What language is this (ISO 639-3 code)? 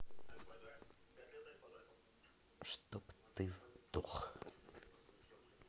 rus